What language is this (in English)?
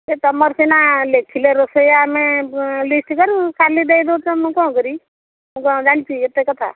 Odia